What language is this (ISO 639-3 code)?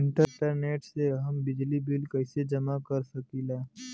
bho